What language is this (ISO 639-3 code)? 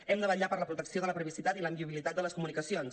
cat